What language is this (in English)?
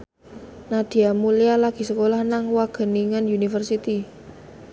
Javanese